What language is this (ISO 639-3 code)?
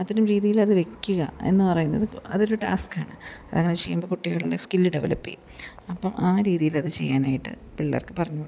mal